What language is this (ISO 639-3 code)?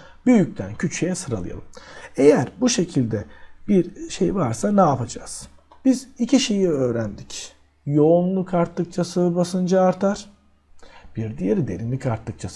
tur